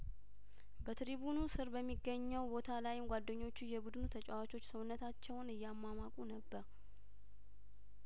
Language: Amharic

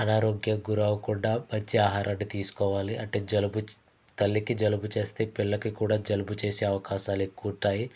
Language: Telugu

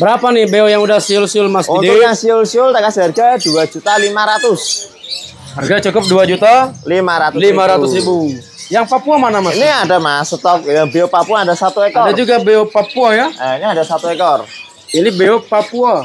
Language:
Indonesian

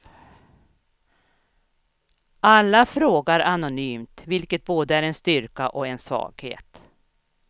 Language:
Swedish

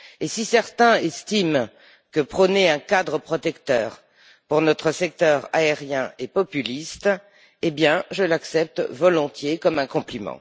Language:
French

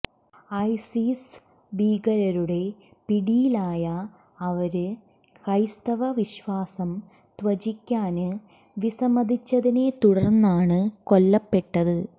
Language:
Malayalam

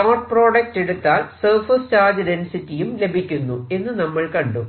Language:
Malayalam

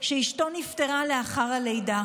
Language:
Hebrew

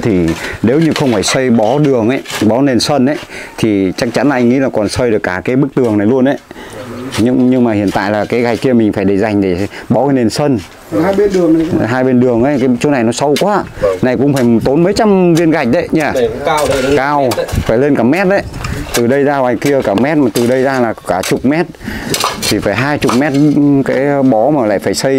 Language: Vietnamese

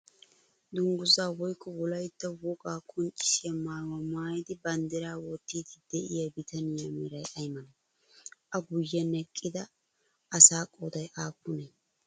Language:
Wolaytta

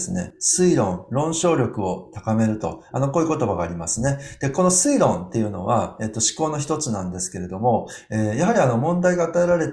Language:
Japanese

